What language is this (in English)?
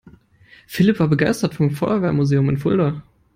German